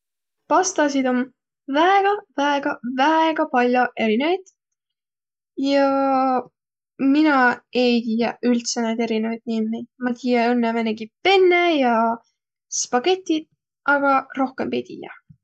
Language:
Võro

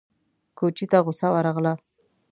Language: Pashto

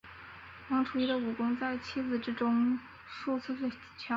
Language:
Chinese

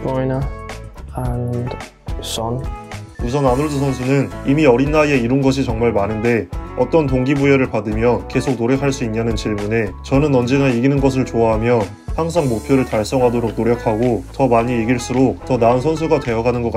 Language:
Korean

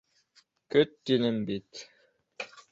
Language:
Bashkir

